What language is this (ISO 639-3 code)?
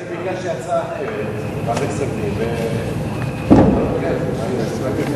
heb